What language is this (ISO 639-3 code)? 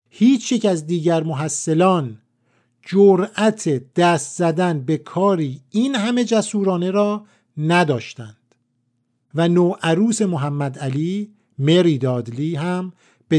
fas